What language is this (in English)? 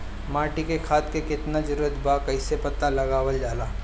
Bhojpuri